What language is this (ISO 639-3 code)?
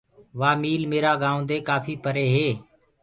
ggg